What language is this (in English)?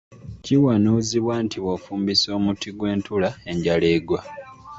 Ganda